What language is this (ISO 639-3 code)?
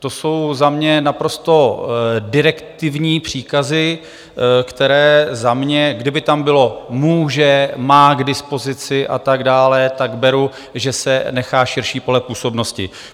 ces